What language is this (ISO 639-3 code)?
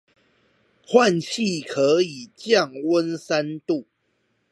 zho